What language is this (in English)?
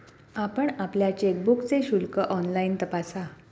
Marathi